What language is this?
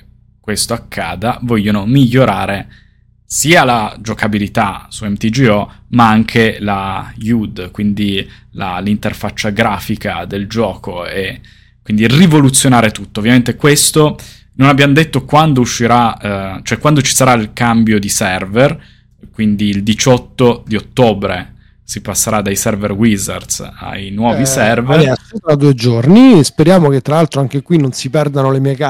Italian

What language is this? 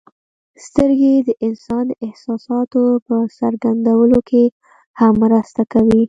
Pashto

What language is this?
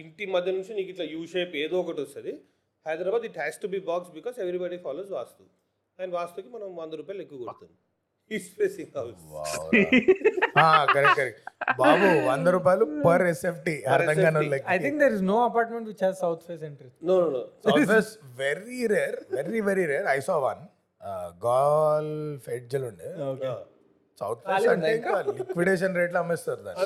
Telugu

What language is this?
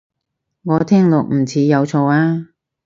Cantonese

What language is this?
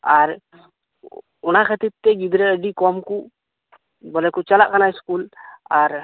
Santali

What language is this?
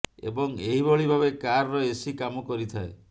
Odia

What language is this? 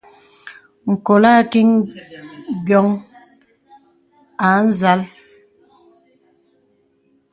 Bebele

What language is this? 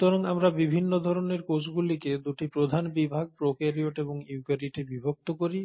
Bangla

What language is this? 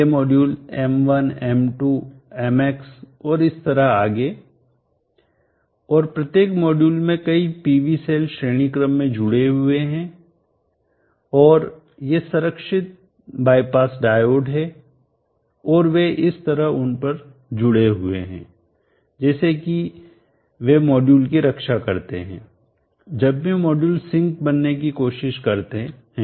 Hindi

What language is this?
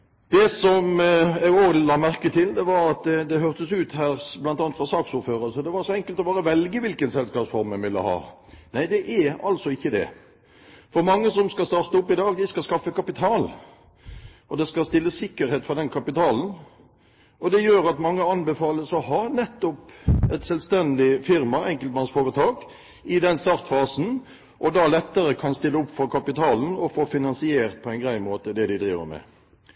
Norwegian Bokmål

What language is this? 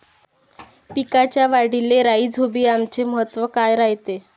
Marathi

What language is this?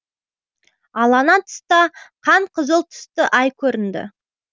Kazakh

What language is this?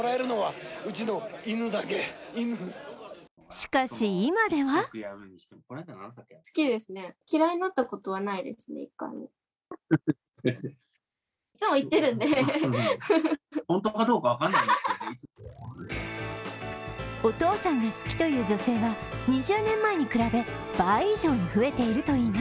Japanese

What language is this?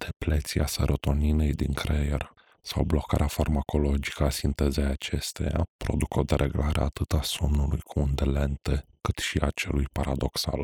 Romanian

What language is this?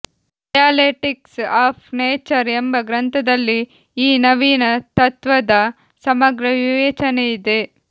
Kannada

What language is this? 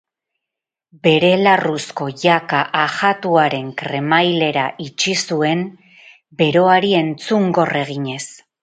Basque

